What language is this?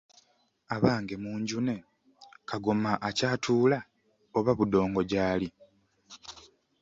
Ganda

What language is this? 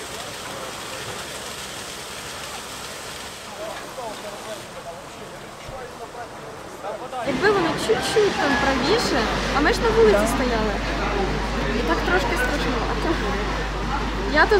Ukrainian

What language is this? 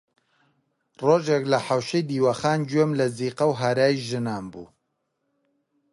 Central Kurdish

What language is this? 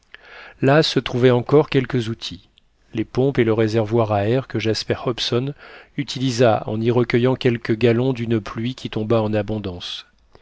French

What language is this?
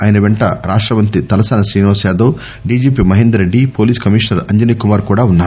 Telugu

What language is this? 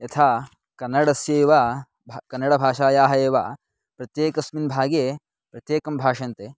Sanskrit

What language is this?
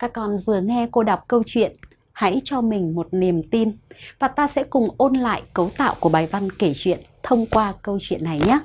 Vietnamese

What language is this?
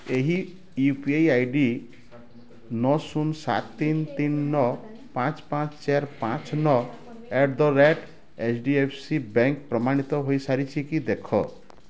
Odia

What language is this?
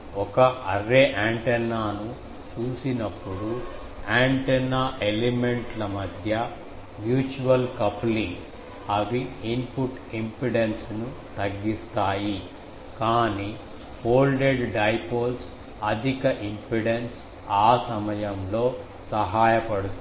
Telugu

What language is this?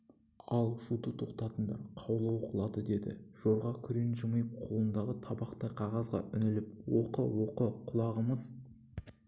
Kazakh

